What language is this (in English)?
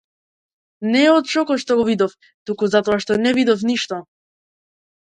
Macedonian